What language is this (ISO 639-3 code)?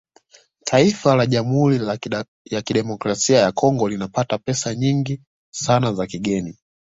swa